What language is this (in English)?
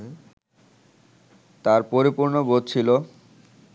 Bangla